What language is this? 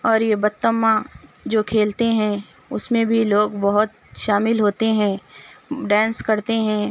Urdu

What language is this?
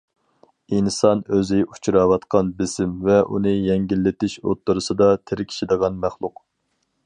Uyghur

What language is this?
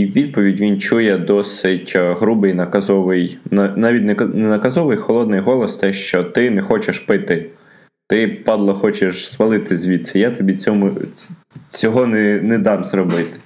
Ukrainian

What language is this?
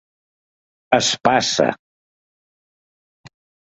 Catalan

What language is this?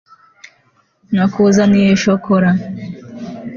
Kinyarwanda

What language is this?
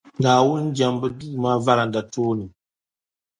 Dagbani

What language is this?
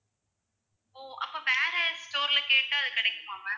Tamil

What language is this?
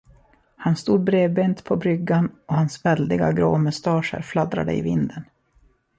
Swedish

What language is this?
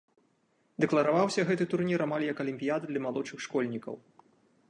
Belarusian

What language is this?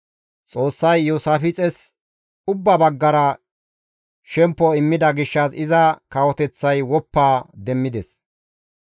Gamo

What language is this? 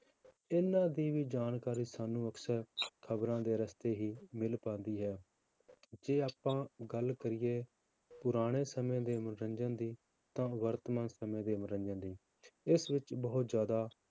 Punjabi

